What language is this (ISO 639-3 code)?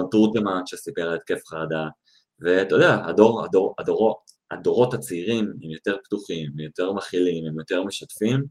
heb